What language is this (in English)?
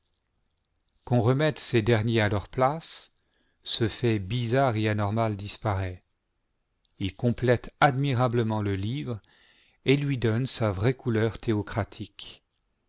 French